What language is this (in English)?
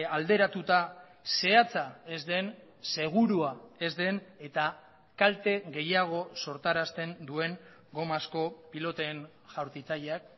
Basque